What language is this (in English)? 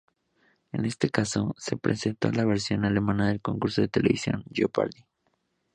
Spanish